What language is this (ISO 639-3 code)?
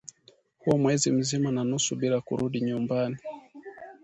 swa